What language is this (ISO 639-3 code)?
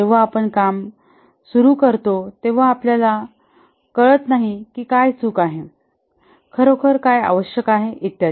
mar